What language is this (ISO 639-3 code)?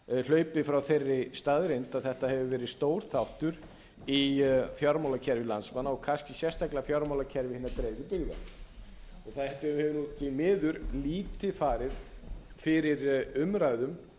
isl